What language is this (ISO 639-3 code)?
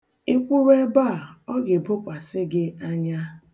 ibo